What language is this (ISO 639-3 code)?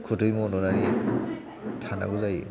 brx